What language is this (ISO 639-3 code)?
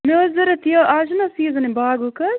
kas